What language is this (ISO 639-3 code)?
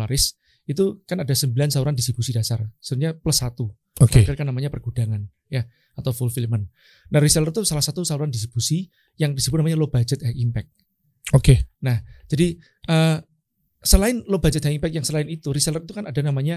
ind